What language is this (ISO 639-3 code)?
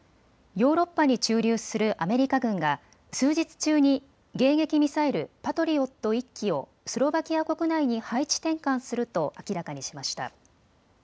jpn